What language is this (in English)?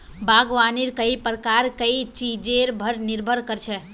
Magahi